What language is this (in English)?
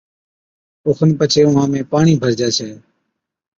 Od